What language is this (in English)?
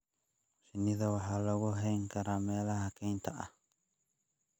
Somali